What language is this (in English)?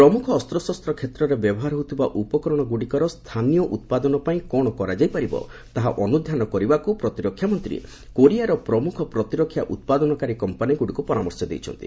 Odia